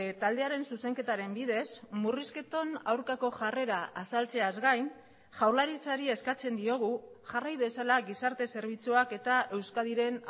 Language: Basque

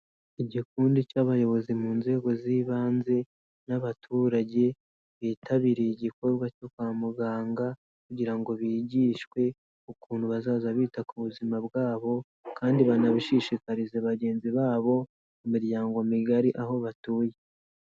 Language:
Kinyarwanda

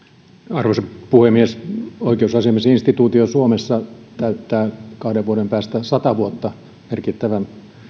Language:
Finnish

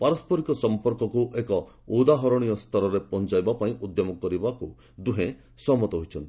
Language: Odia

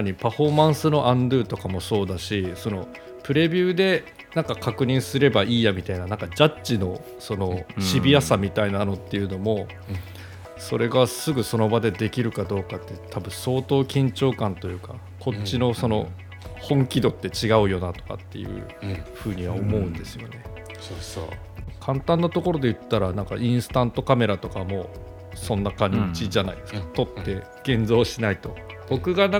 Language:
Japanese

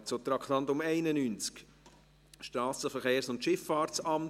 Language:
Swiss German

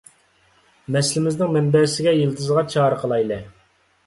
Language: Uyghur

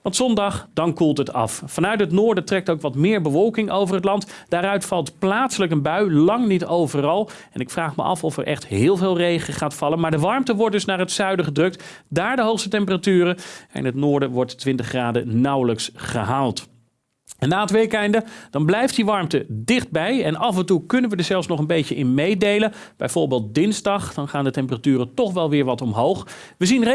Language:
Dutch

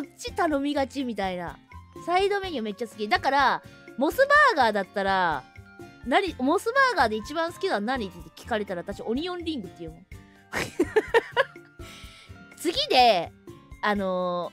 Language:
Japanese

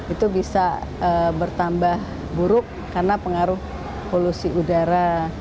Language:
Indonesian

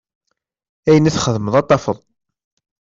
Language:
Kabyle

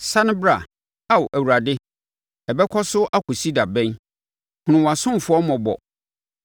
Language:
Akan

